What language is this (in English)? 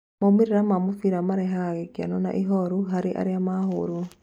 Kikuyu